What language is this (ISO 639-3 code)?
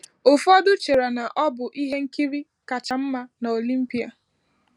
ibo